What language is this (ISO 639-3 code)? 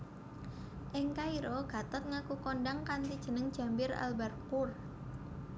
jav